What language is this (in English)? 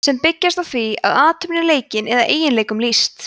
Icelandic